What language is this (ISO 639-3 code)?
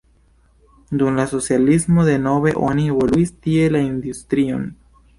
epo